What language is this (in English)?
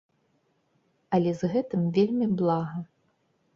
Belarusian